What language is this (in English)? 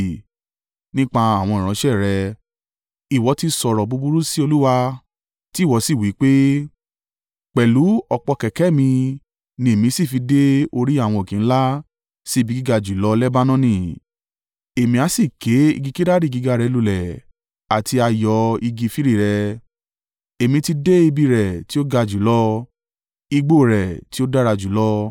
Yoruba